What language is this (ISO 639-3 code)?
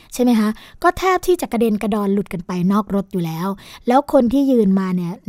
tha